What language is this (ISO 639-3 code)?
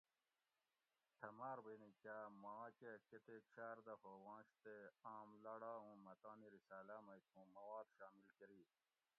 gwc